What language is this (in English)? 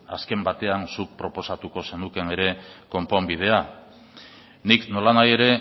Basque